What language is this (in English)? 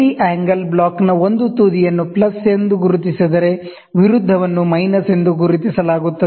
Kannada